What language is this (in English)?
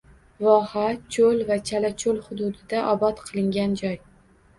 Uzbek